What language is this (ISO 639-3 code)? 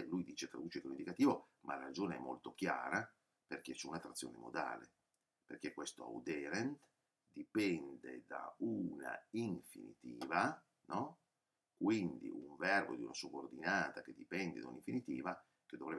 ita